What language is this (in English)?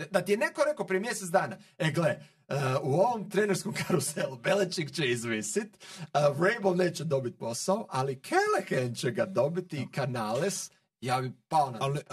Croatian